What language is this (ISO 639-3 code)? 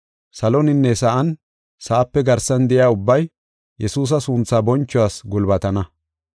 gof